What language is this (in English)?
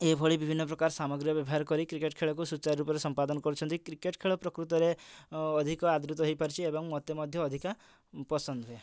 Odia